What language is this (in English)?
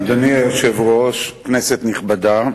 Hebrew